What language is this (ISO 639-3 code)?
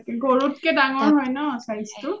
asm